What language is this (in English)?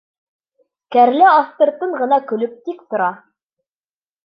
Bashkir